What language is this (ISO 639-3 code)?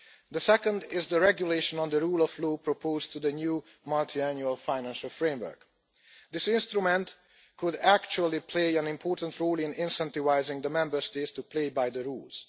eng